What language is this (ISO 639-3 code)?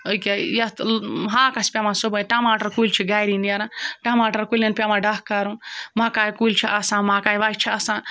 kas